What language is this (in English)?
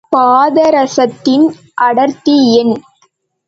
Tamil